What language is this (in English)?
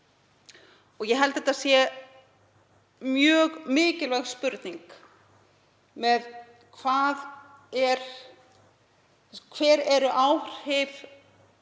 Icelandic